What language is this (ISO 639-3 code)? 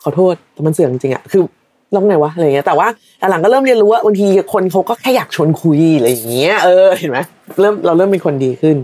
tha